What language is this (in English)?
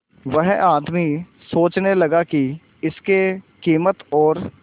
Hindi